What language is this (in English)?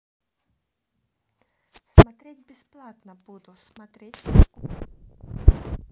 Russian